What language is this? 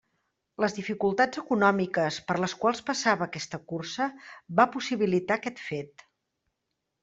Catalan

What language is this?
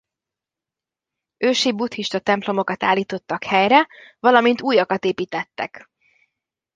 Hungarian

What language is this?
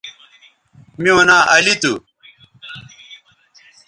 Bateri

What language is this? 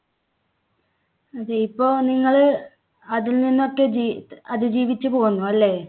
Malayalam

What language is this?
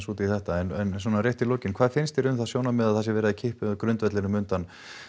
Icelandic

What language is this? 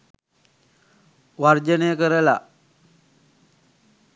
Sinhala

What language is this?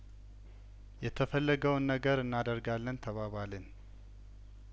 Amharic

